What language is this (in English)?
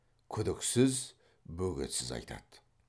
Kazakh